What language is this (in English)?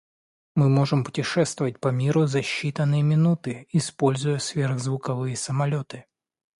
Russian